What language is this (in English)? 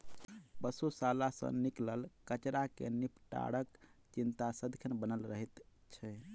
Maithili